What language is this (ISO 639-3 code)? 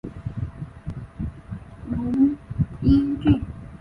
zho